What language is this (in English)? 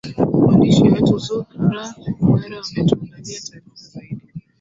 Swahili